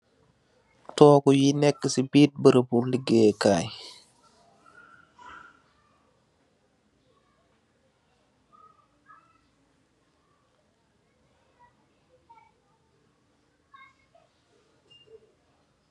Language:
Wolof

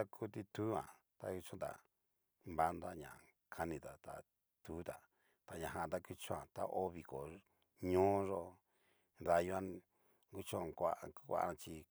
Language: Cacaloxtepec Mixtec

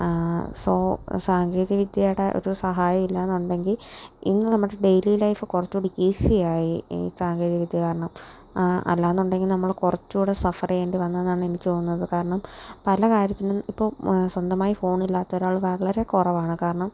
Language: Malayalam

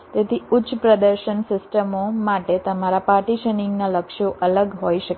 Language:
Gujarati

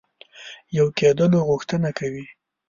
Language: Pashto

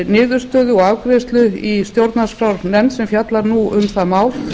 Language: Icelandic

